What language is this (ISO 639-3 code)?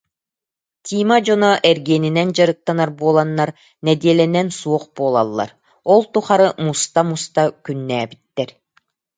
sah